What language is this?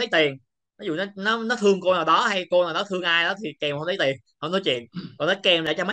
Vietnamese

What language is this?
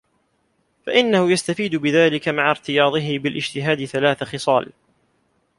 Arabic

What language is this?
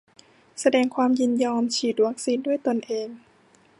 Thai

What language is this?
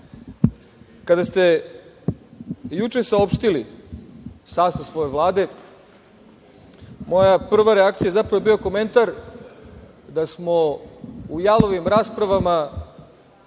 Serbian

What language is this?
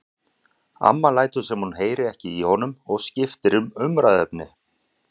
Icelandic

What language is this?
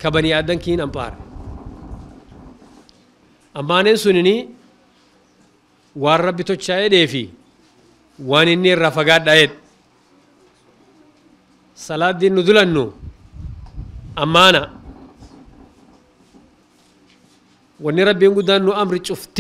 Arabic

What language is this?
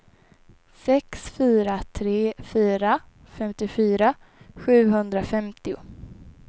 Swedish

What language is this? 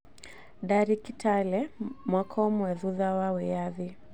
Kikuyu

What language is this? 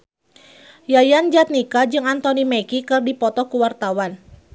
Sundanese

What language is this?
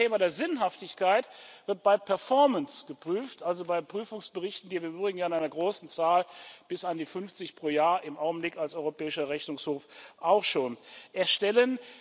German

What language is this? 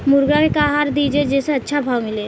Bhojpuri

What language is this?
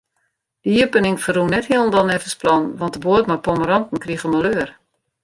Western Frisian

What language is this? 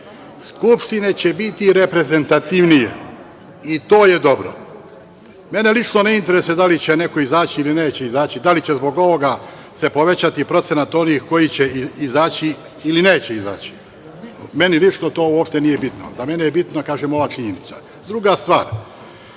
Serbian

